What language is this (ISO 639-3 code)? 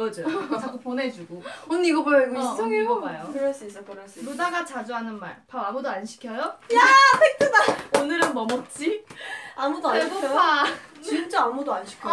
kor